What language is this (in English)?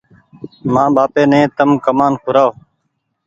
Goaria